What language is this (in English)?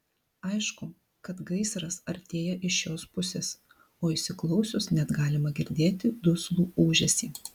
Lithuanian